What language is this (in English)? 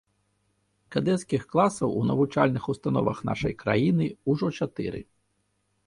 Belarusian